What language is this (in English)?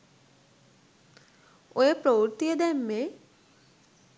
Sinhala